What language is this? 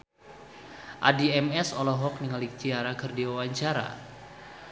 Sundanese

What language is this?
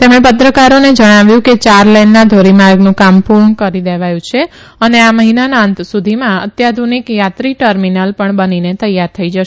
Gujarati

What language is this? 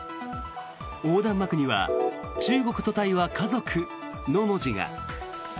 Japanese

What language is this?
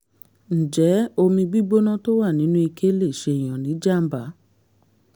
Yoruba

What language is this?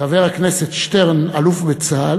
Hebrew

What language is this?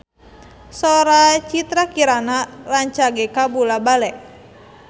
Sundanese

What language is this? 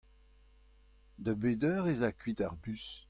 Breton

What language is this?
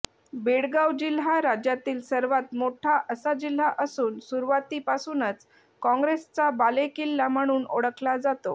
Marathi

